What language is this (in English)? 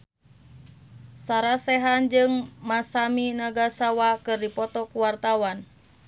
Sundanese